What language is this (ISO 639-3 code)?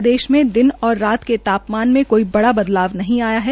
hin